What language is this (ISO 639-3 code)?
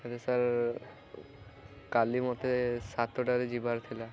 ori